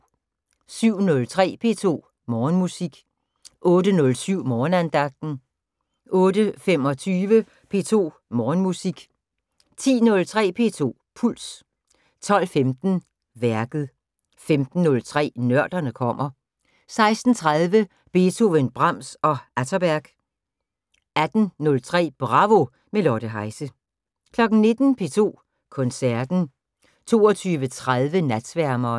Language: Danish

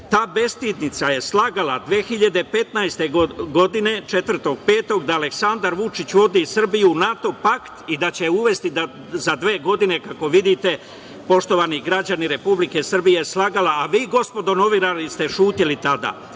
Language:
Serbian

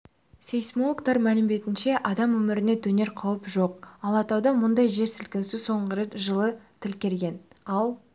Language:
Kazakh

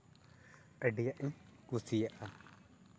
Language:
Santali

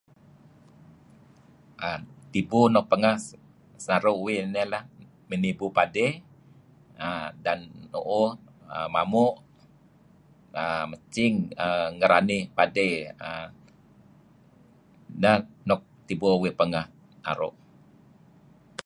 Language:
Kelabit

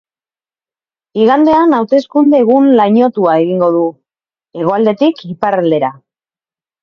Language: Basque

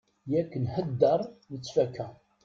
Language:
Kabyle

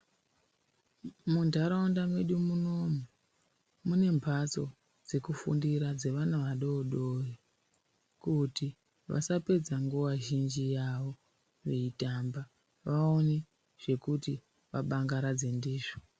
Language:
Ndau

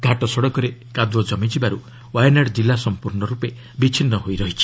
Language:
Odia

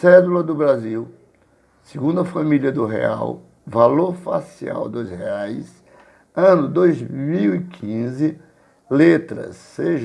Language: Portuguese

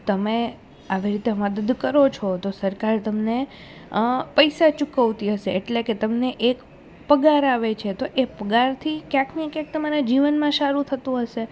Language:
Gujarati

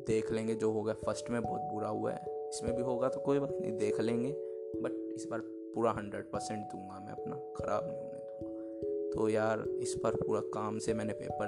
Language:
Hindi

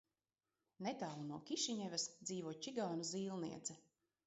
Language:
Latvian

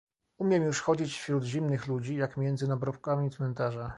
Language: Polish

